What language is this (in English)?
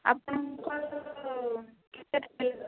Odia